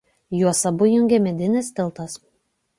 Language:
Lithuanian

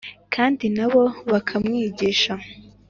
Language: Kinyarwanda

